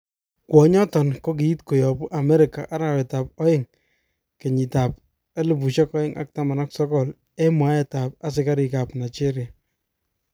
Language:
Kalenjin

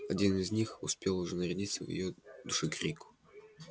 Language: Russian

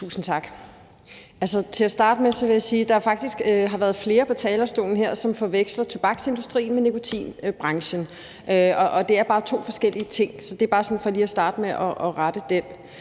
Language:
Danish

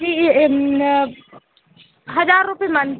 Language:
Hindi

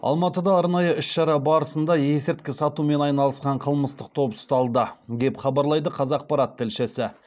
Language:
Kazakh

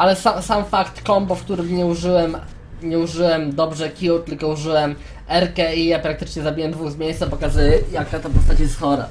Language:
Polish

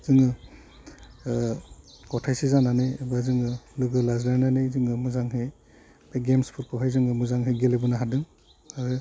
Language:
Bodo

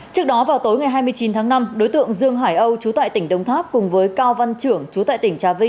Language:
Vietnamese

